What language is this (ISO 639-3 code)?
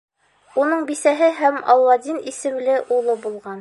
bak